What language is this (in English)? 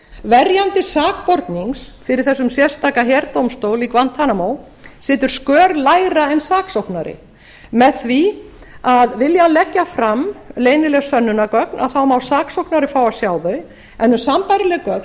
Icelandic